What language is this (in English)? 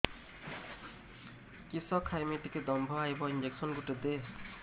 Odia